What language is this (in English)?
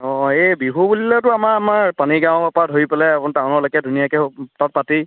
Assamese